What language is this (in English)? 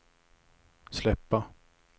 Swedish